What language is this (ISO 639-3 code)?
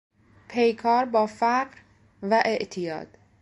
fas